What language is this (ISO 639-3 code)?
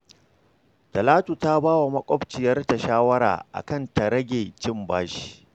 hau